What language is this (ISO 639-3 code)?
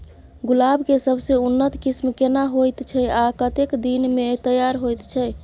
mai